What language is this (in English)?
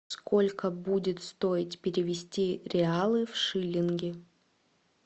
Russian